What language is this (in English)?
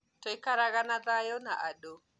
Kikuyu